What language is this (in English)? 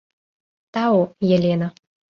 Mari